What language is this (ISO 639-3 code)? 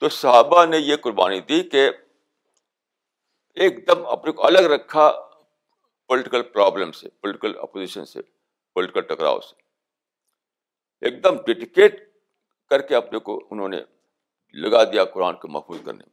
urd